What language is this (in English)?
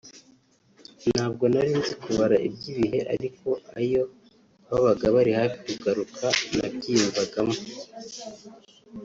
Kinyarwanda